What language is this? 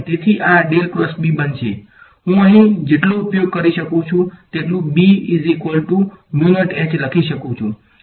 Gujarati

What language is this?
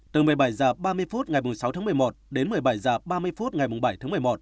Vietnamese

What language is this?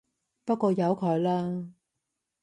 Cantonese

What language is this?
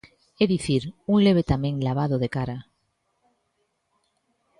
Galician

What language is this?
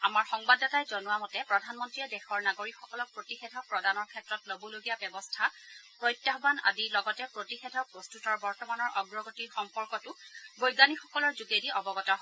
Assamese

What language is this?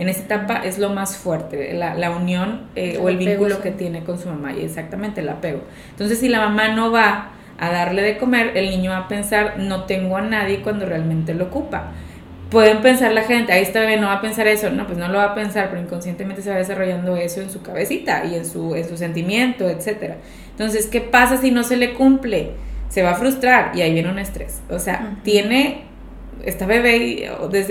Spanish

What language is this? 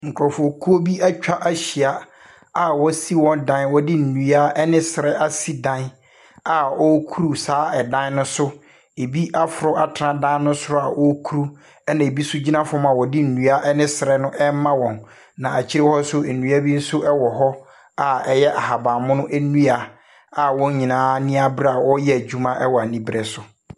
Akan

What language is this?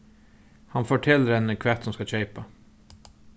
Faroese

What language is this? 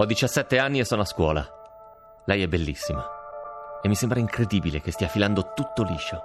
Italian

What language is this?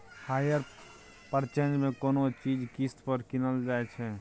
Maithili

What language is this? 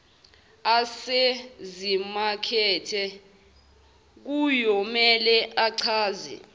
Zulu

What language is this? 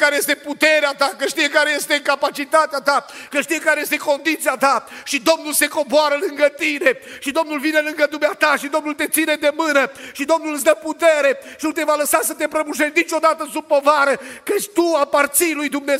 Romanian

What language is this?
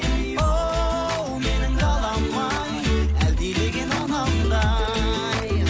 Kazakh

